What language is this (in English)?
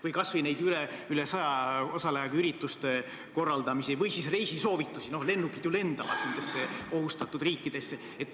Estonian